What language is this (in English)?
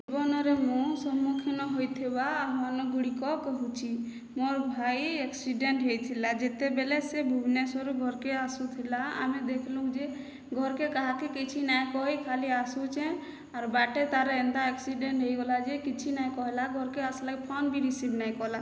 Odia